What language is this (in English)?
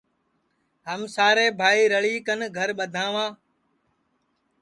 Sansi